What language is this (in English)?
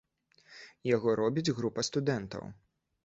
Belarusian